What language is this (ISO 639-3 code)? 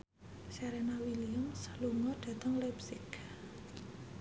jav